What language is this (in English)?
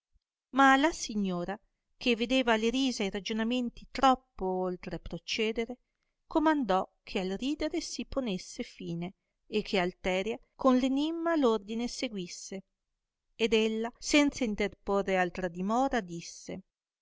Italian